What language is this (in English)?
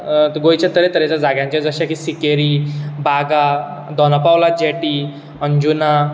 Konkani